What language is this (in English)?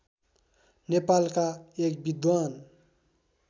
Nepali